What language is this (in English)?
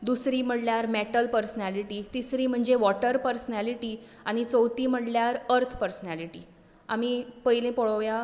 Konkani